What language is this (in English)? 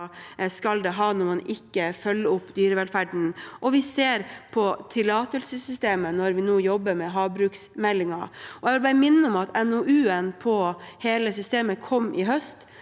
Norwegian